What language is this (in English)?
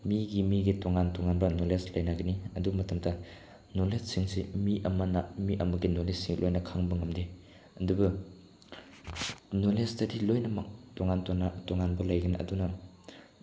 Manipuri